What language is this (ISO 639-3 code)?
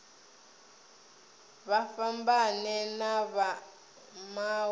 ven